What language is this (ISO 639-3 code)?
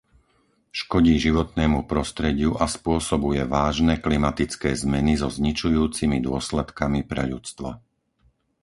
slk